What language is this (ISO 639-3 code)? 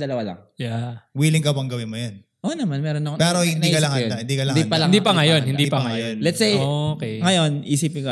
fil